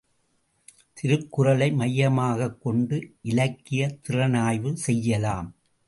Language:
Tamil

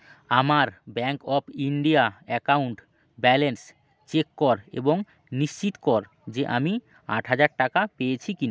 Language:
Bangla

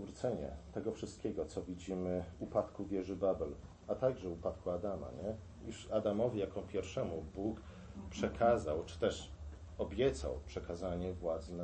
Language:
Polish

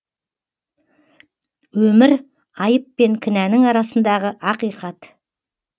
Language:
Kazakh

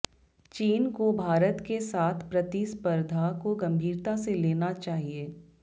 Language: Hindi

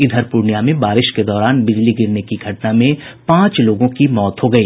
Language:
Hindi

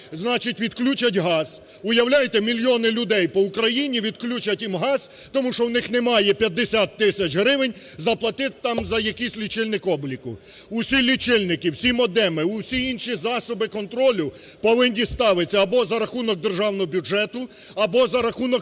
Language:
Ukrainian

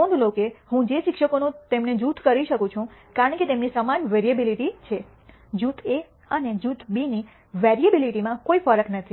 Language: Gujarati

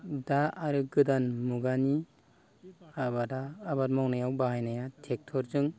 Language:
Bodo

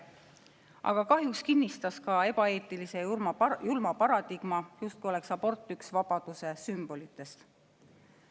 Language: Estonian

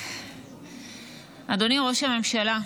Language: Hebrew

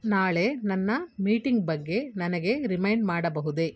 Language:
Kannada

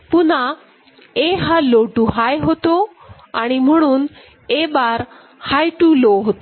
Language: Marathi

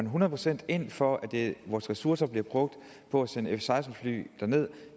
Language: Danish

